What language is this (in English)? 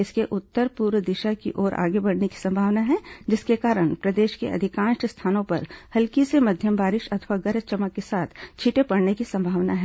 Hindi